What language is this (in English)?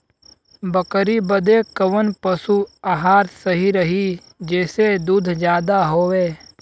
Bhojpuri